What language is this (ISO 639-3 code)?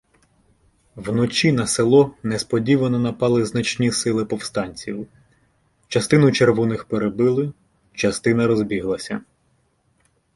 ukr